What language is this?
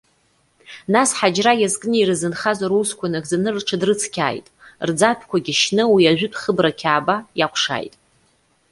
Abkhazian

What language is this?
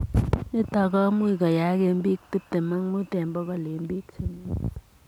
Kalenjin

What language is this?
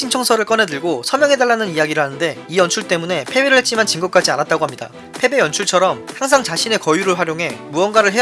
Korean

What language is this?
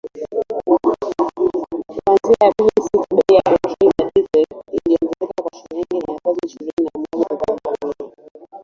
Swahili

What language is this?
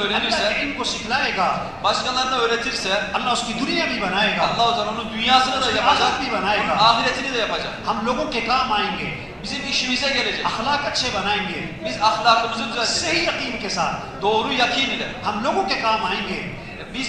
Turkish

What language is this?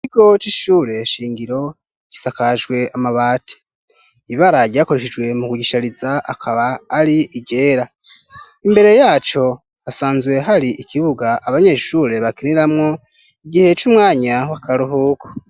Rundi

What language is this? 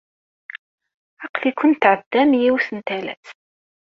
Kabyle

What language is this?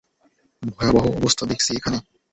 Bangla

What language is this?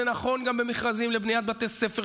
Hebrew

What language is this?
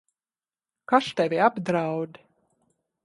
Latvian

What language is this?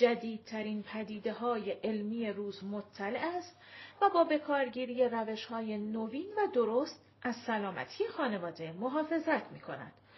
Persian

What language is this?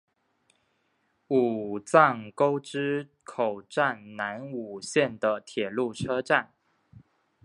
Chinese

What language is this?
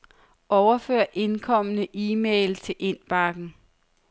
Danish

